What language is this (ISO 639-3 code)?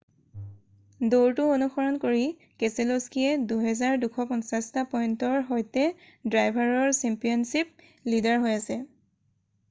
asm